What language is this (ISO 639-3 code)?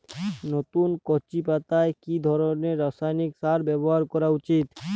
ben